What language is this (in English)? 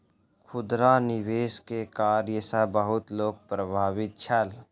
Maithili